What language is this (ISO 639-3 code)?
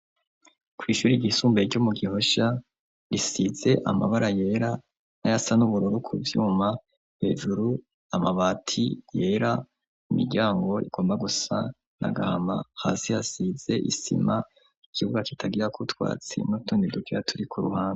run